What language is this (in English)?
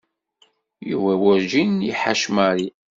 Kabyle